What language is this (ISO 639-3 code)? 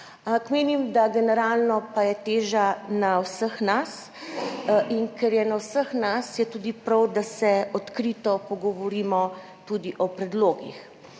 slv